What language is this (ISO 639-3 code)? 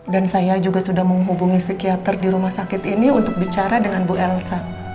ind